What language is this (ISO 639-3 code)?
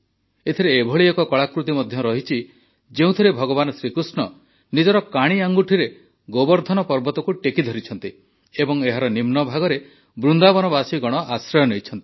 ori